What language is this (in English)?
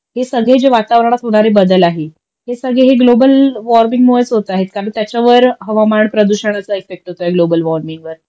Marathi